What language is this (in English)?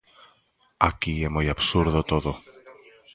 Galician